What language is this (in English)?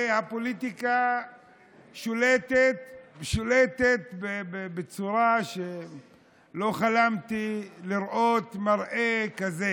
Hebrew